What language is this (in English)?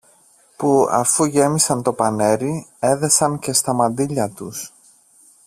Greek